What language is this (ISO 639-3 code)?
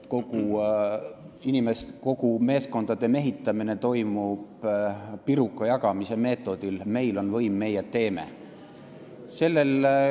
est